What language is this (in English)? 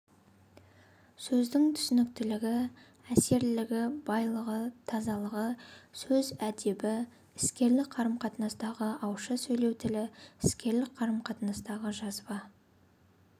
Kazakh